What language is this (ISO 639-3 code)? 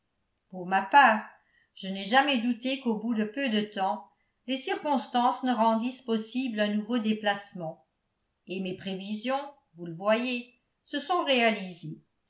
fra